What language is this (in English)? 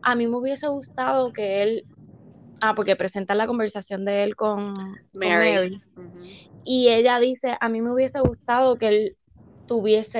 Spanish